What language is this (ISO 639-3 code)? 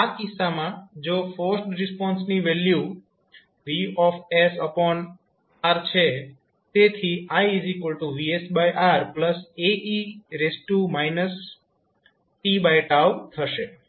guj